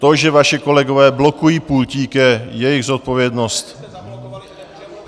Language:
Czech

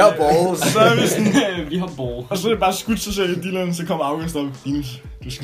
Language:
Danish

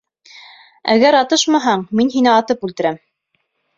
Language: Bashkir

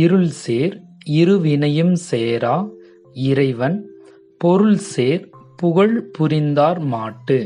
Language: Tamil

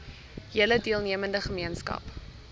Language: Afrikaans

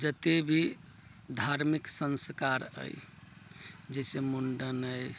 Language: Maithili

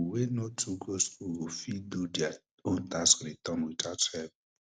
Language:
Nigerian Pidgin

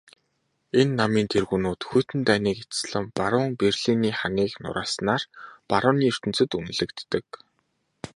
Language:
Mongolian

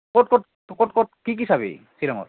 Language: Assamese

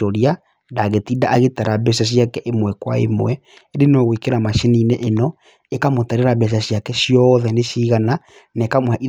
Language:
Kikuyu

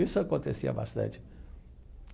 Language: Portuguese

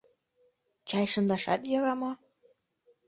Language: Mari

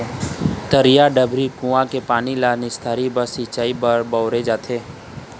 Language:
Chhattisgarhi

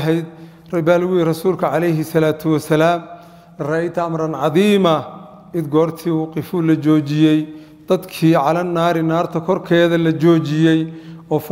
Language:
Arabic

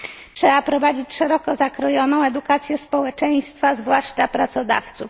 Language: Polish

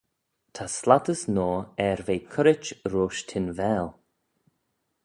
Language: Manx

